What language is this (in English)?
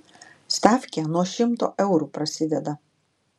Lithuanian